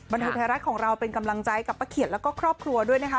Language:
Thai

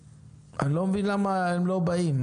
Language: Hebrew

